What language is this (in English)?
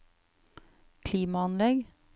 Norwegian